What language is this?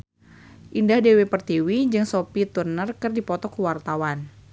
Sundanese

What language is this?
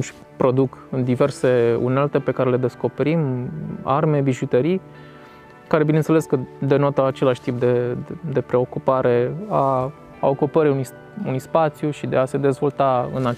Romanian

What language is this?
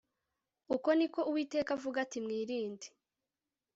Kinyarwanda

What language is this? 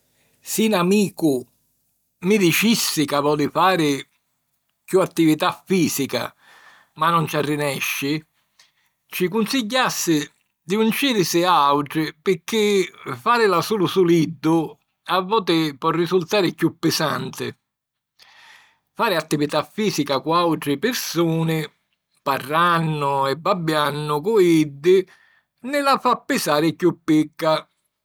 Sicilian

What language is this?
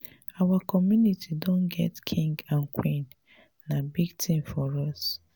Nigerian Pidgin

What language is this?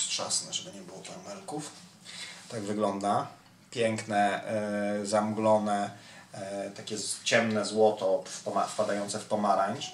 Polish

